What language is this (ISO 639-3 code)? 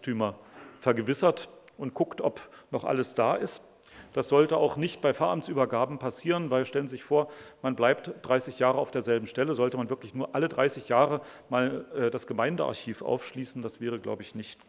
deu